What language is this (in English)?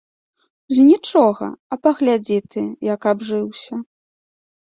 Belarusian